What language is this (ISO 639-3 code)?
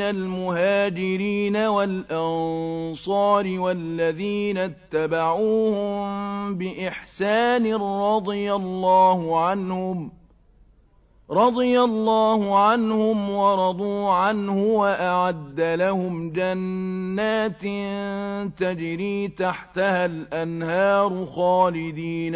ara